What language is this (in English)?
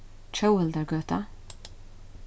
Faroese